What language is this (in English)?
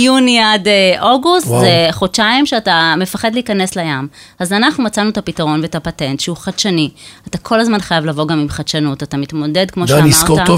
Hebrew